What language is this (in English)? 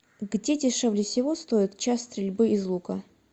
Russian